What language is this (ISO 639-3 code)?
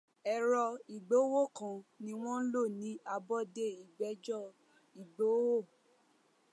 yor